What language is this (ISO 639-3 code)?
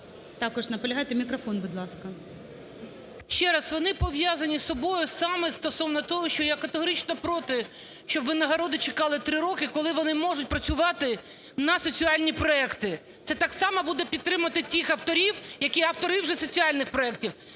ukr